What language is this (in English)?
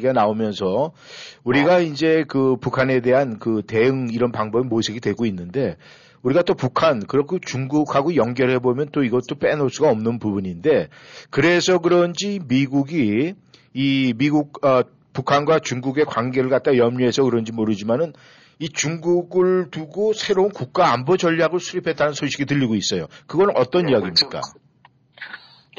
Korean